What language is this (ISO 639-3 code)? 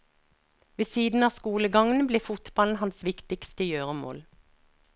nor